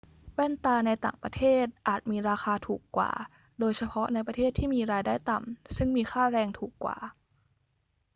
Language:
Thai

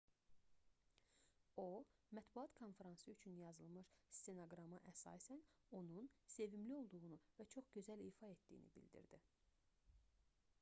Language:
Azerbaijani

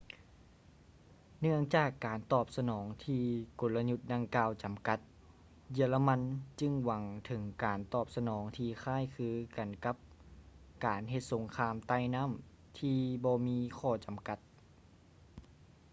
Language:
Lao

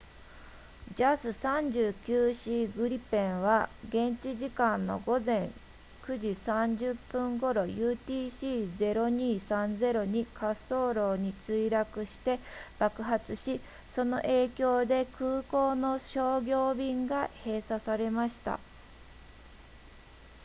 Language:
Japanese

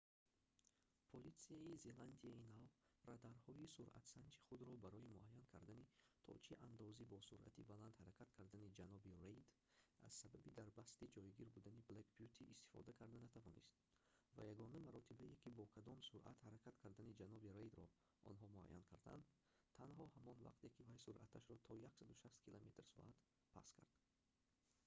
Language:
Tajik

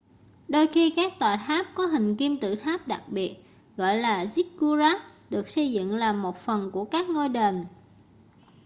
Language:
Vietnamese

